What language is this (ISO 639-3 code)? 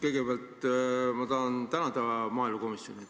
est